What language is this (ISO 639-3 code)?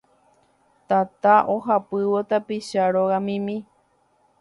grn